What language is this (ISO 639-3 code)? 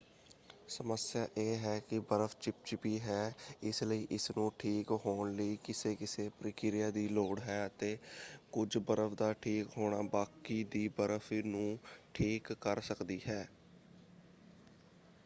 pan